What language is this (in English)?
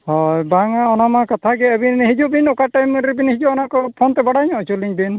Santali